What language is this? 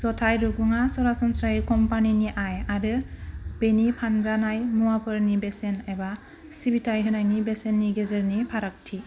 Bodo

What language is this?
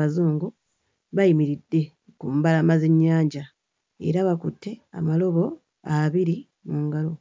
Ganda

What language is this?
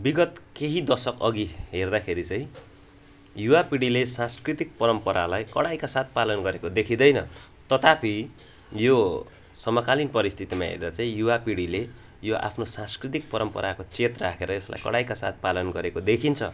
Nepali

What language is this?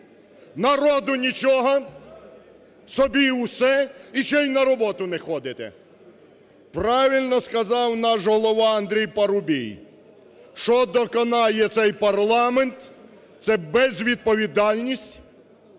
Ukrainian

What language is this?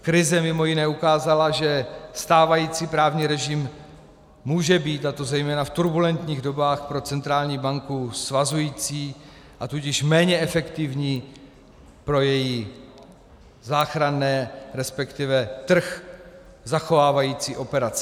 Czech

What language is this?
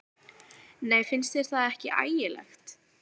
Icelandic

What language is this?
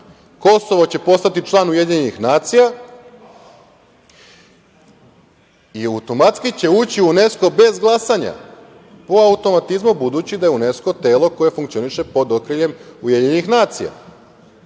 Serbian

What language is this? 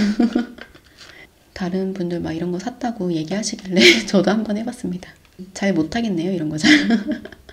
Korean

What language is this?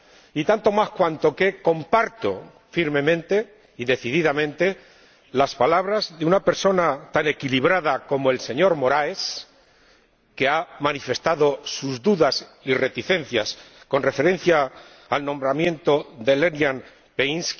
Spanish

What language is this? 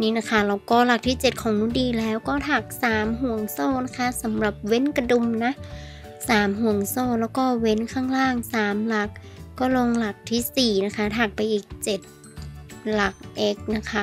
Thai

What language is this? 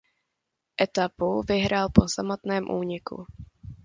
Czech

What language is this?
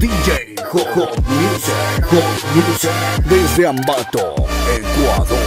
Polish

